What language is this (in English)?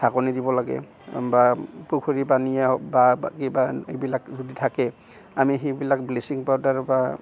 Assamese